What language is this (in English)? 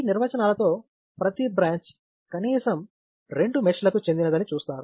Telugu